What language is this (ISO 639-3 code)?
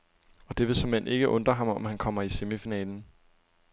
dan